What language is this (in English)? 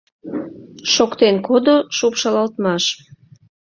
Mari